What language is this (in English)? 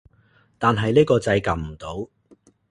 Cantonese